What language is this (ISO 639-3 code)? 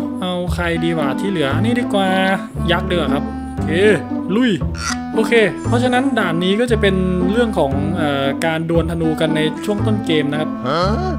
tha